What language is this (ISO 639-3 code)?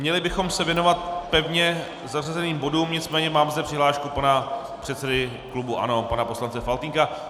ces